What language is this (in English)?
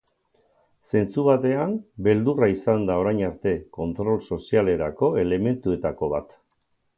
Basque